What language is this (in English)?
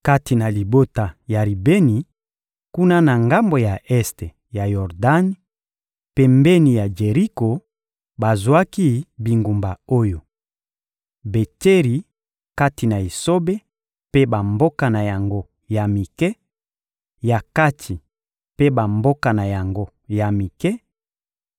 Lingala